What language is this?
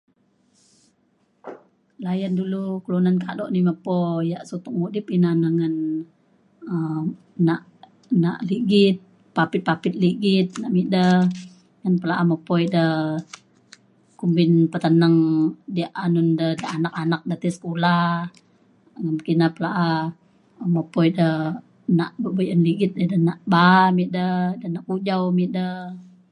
Mainstream Kenyah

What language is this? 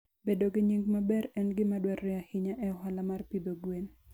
Luo (Kenya and Tanzania)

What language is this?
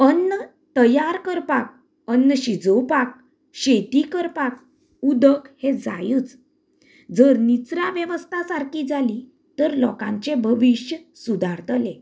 Konkani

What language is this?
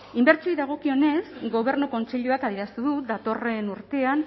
Basque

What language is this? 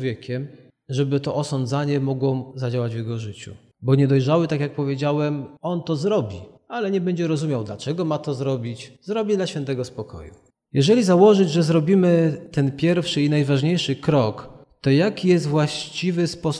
Polish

